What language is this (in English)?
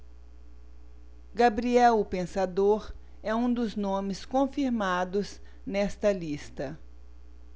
Portuguese